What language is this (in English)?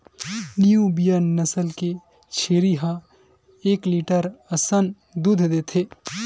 Chhattisgarhi